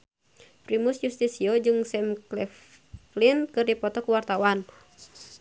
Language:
Sundanese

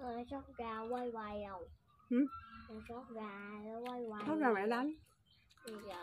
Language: Vietnamese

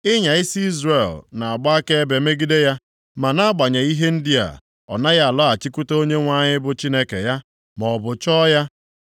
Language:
Igbo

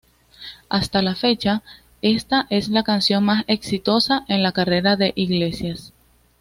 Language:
Spanish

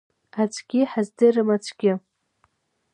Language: Abkhazian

